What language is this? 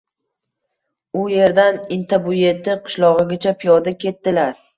Uzbek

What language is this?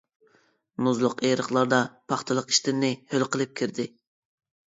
Uyghur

